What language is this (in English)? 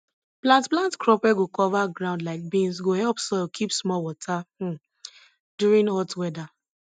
Nigerian Pidgin